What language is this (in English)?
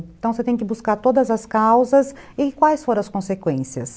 Portuguese